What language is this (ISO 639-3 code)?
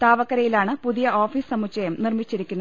mal